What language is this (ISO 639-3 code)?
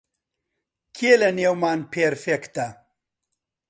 ckb